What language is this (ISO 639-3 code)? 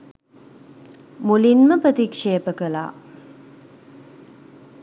sin